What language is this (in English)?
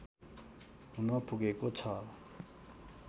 Nepali